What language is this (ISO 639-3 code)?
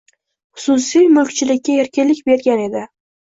uzb